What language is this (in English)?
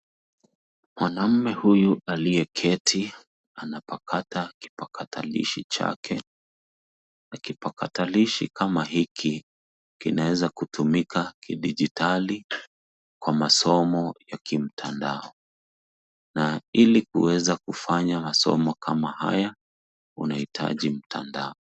Swahili